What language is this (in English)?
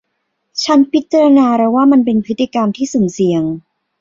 Thai